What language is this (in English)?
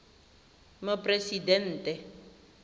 Tswana